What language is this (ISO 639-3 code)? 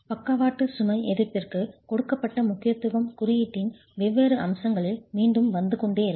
tam